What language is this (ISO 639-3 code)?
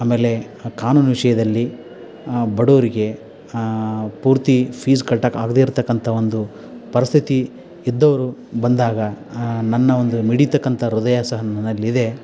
kan